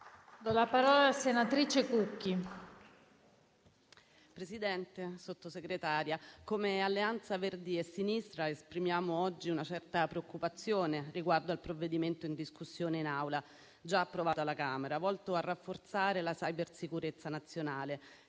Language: Italian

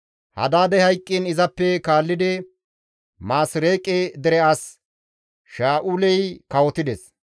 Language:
Gamo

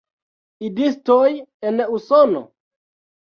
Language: Esperanto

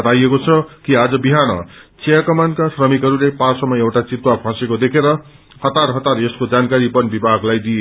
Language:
Nepali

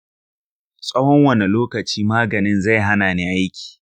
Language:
Hausa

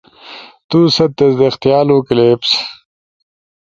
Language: Ushojo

